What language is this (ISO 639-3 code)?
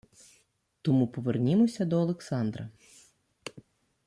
ukr